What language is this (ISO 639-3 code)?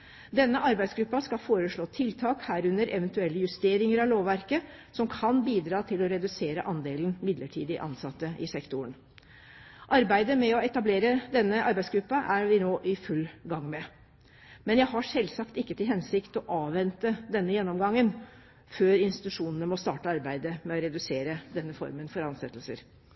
nob